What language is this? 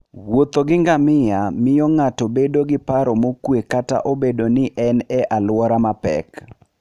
Luo (Kenya and Tanzania)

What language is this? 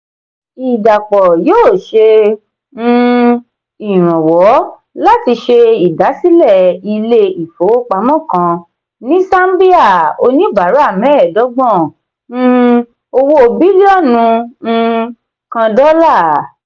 Yoruba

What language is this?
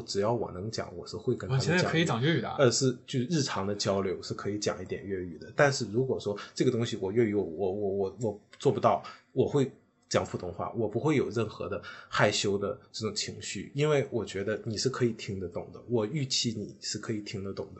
Chinese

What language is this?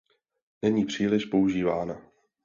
Czech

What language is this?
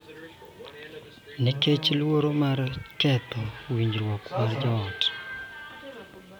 Luo (Kenya and Tanzania)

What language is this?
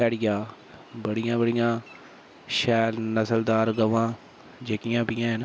Dogri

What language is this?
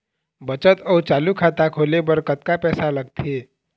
Chhattisgarhi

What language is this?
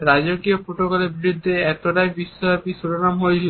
Bangla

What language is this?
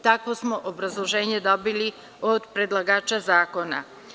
Serbian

